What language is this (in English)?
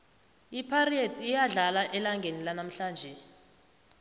South Ndebele